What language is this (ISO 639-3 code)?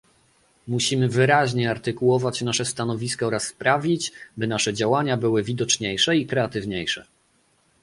pol